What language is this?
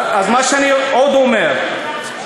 Hebrew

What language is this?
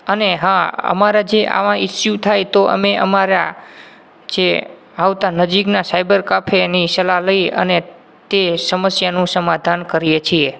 Gujarati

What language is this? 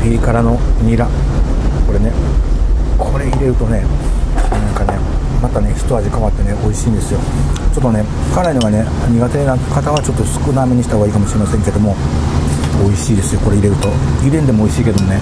Japanese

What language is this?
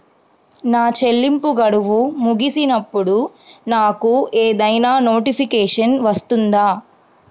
Telugu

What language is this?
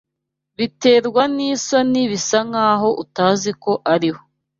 Kinyarwanda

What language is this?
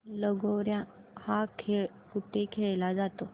Marathi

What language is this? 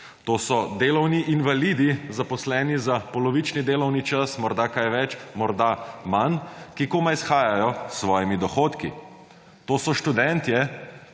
Slovenian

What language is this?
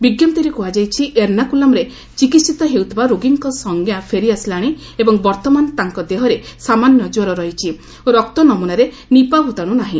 Odia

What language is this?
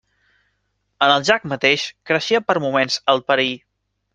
Catalan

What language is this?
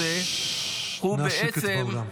Hebrew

